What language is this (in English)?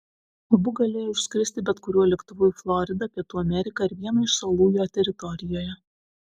Lithuanian